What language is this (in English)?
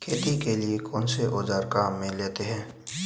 Hindi